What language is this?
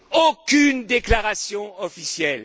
French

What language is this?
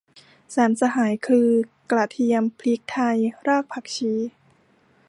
Thai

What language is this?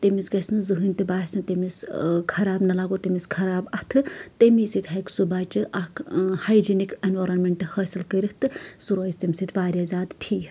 Kashmiri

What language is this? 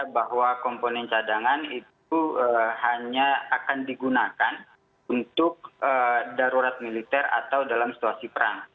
Indonesian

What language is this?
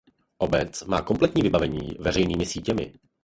Czech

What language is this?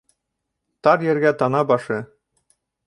Bashkir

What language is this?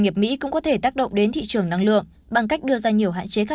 Vietnamese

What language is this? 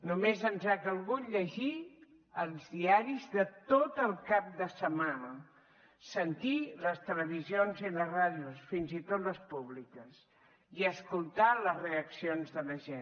Catalan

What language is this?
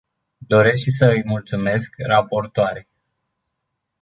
Romanian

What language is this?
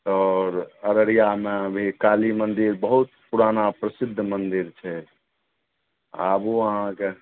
Maithili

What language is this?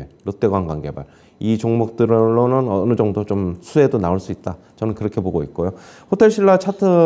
Korean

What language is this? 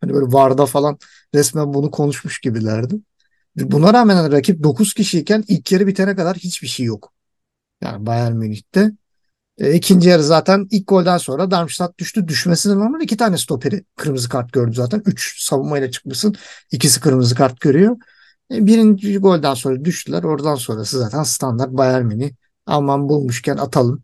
Turkish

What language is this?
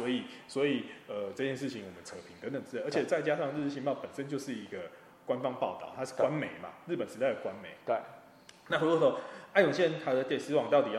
Chinese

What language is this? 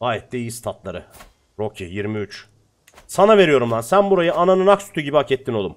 Turkish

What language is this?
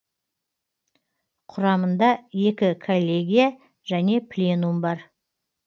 Kazakh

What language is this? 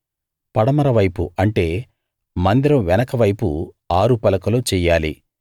Telugu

